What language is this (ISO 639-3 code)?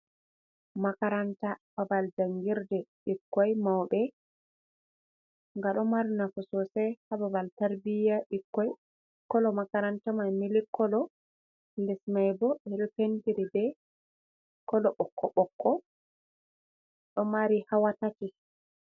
ful